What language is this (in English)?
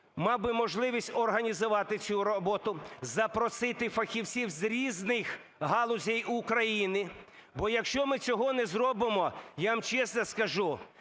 Ukrainian